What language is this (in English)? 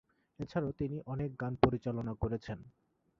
Bangla